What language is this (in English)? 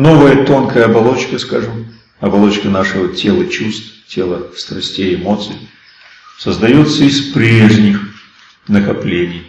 Russian